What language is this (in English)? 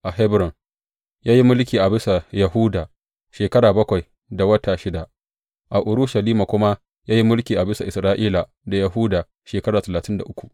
Hausa